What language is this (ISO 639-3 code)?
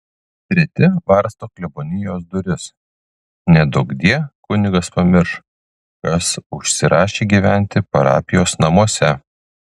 lit